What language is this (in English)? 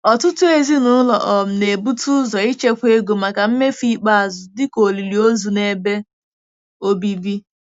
Igbo